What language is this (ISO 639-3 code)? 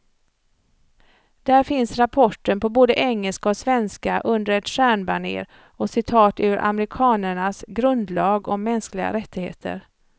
swe